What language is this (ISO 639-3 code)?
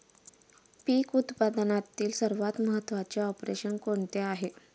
mar